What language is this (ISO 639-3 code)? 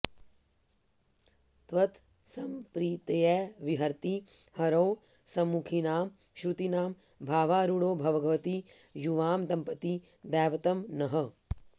san